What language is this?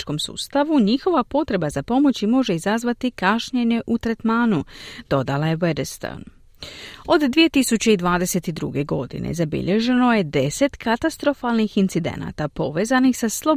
Croatian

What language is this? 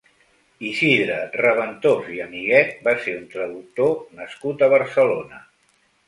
Catalan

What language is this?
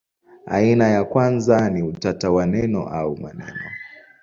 Swahili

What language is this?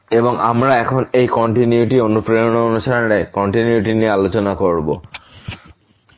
Bangla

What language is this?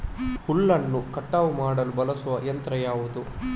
Kannada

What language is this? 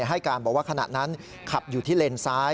Thai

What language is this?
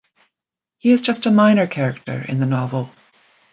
English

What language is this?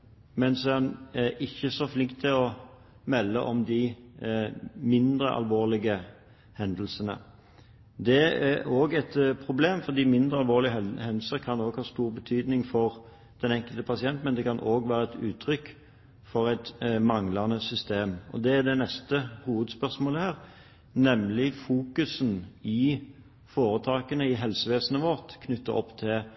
Norwegian Bokmål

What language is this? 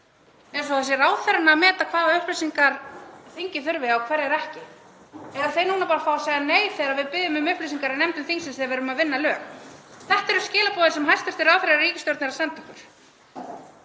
Icelandic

